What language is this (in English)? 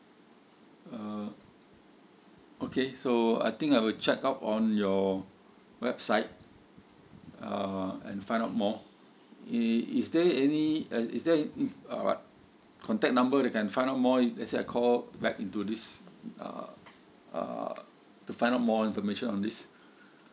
English